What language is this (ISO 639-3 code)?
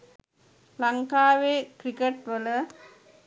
sin